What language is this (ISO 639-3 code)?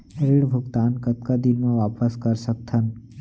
hne